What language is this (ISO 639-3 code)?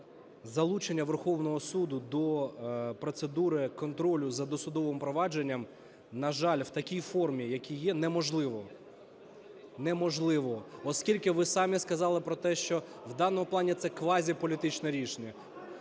ukr